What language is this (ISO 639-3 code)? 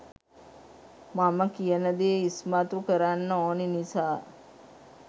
sin